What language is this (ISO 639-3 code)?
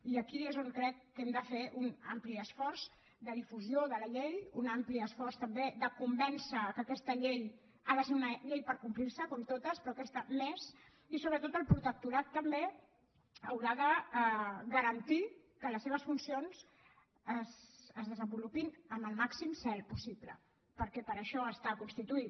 cat